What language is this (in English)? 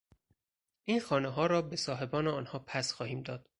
Persian